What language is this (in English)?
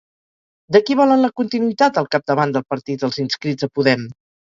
Catalan